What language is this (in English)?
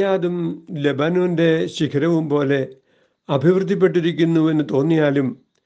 Malayalam